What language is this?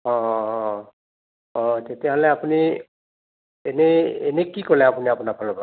Assamese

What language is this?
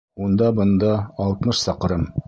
Bashkir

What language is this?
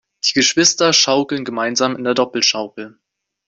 German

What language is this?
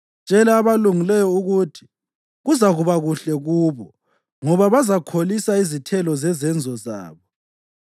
North Ndebele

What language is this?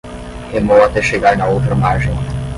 Portuguese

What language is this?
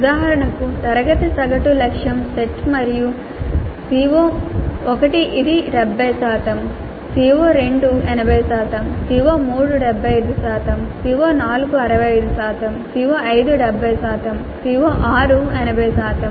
Telugu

